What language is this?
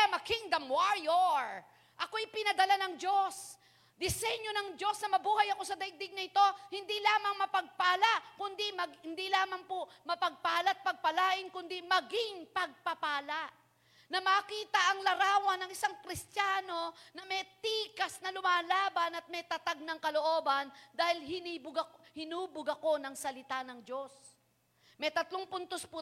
Filipino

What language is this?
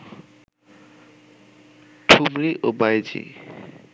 Bangla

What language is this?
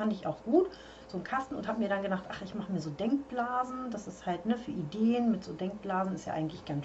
German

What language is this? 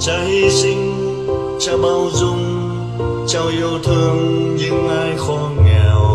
Vietnamese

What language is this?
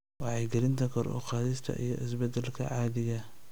Somali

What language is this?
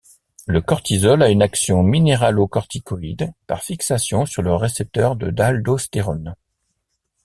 French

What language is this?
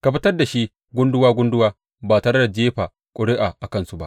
Hausa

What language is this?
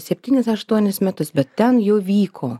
Lithuanian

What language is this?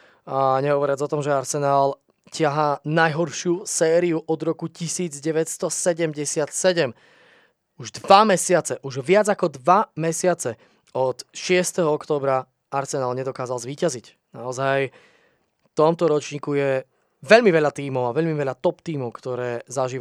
Slovak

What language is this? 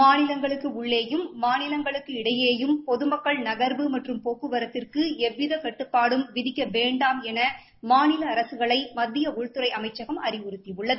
Tamil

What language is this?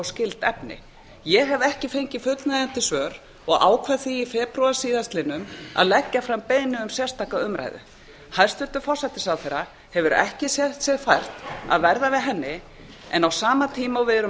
Icelandic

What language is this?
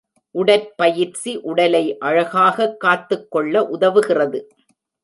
Tamil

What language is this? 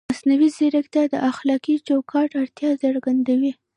Pashto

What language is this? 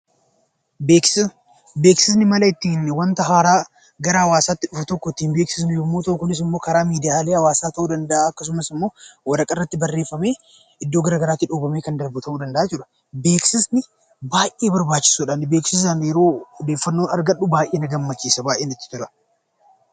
Oromo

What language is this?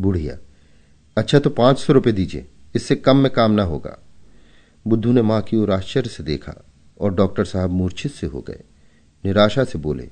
Hindi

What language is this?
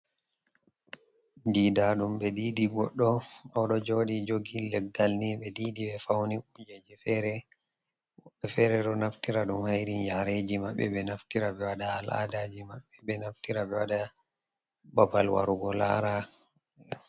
Fula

